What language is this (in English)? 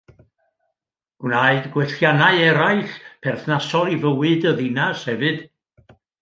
Welsh